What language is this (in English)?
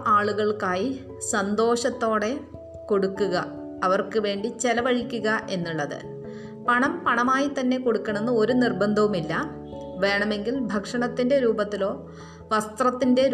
Malayalam